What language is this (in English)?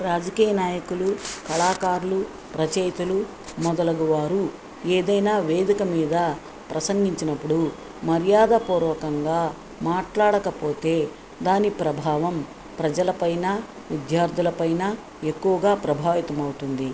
Telugu